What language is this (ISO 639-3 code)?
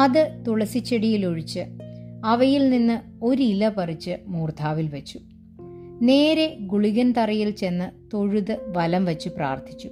mal